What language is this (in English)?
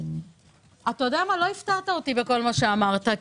Hebrew